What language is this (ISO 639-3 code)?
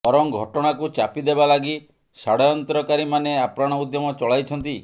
ori